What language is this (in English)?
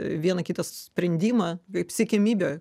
Lithuanian